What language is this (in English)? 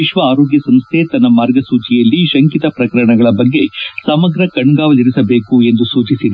Kannada